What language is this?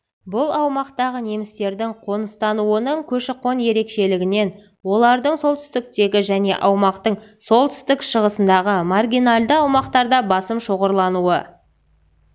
Kazakh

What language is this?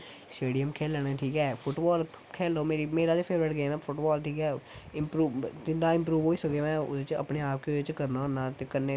Dogri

